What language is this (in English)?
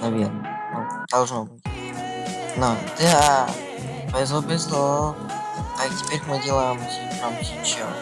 Russian